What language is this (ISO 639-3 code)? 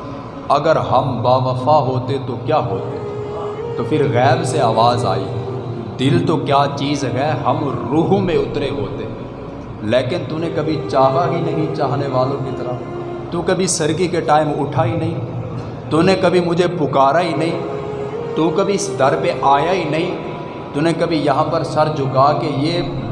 urd